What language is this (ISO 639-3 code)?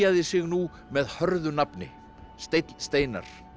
isl